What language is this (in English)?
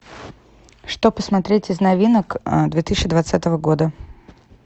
Russian